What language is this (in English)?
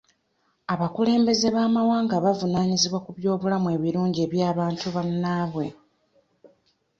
Ganda